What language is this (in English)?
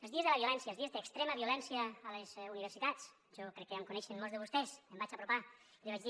Catalan